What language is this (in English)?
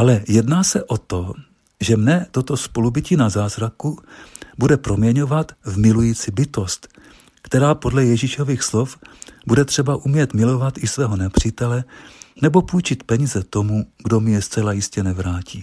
Czech